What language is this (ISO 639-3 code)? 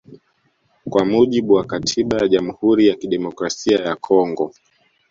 swa